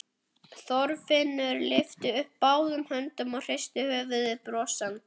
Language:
Icelandic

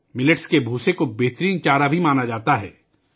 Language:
Urdu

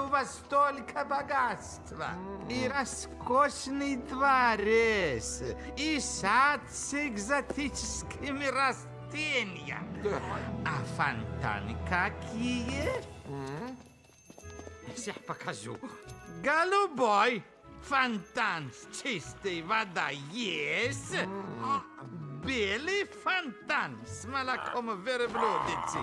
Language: Russian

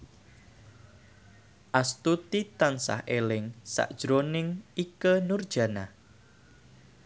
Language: Javanese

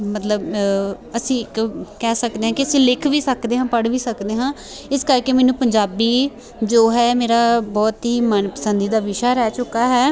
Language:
Punjabi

